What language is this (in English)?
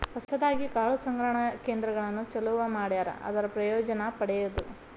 Kannada